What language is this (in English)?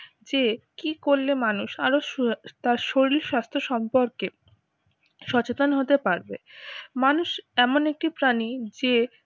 Bangla